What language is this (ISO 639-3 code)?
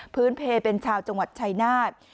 tha